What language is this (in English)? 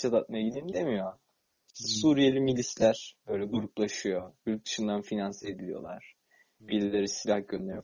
Turkish